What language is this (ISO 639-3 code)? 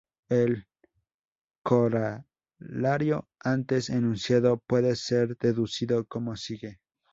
spa